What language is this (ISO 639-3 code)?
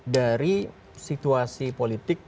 ind